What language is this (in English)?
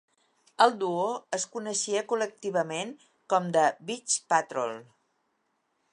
Catalan